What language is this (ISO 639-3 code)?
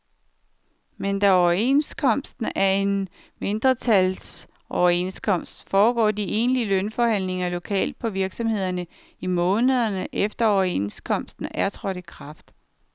dan